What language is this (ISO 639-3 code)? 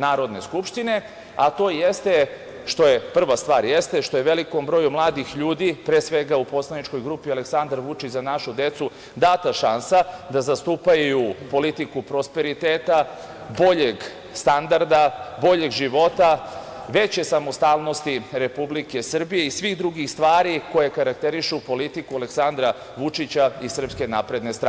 srp